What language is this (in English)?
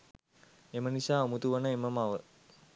Sinhala